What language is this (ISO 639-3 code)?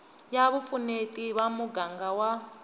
tso